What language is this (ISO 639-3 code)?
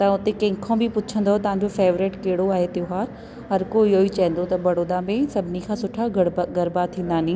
snd